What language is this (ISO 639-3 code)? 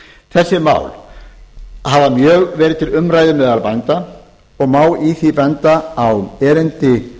isl